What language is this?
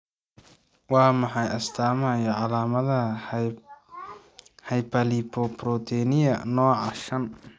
Somali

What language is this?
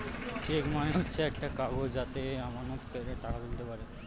Bangla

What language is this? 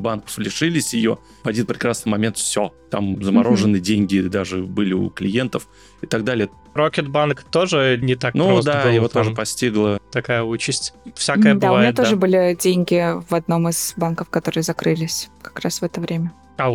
Russian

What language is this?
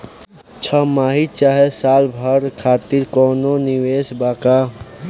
Bhojpuri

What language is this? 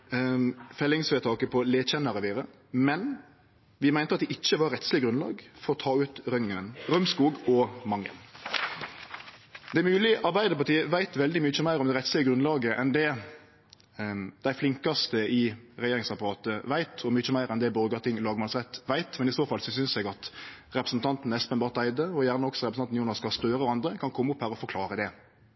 Norwegian Nynorsk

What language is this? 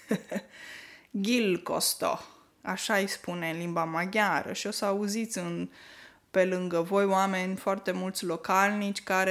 Romanian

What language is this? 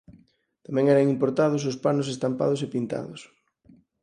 Galician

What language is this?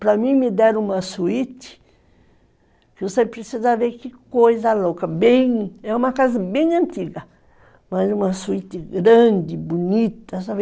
Portuguese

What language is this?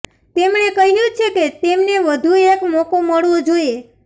Gujarati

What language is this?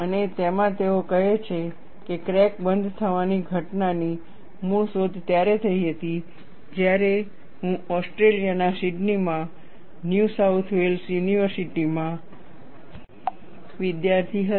Gujarati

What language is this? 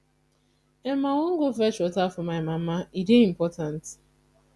Nigerian Pidgin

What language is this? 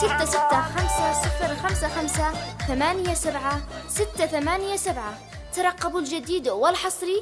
Arabic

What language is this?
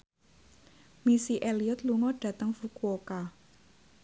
Javanese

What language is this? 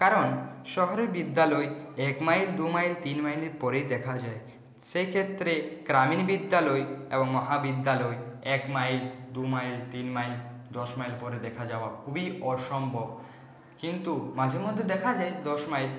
Bangla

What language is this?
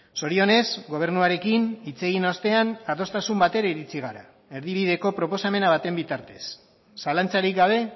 Basque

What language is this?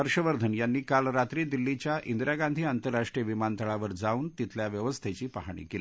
Marathi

